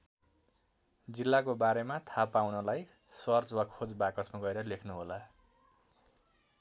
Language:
Nepali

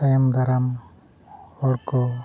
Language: Santali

